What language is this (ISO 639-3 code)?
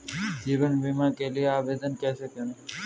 hin